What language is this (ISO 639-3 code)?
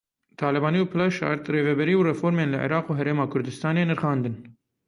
kur